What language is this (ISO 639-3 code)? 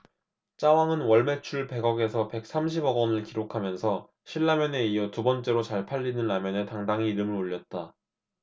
kor